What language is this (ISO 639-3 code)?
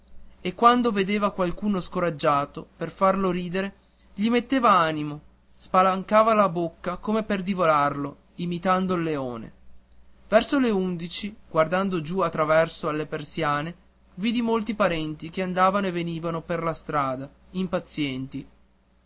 ita